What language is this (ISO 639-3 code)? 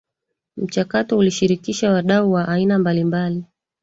swa